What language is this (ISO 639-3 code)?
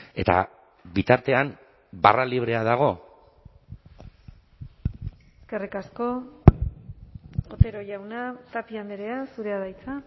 eus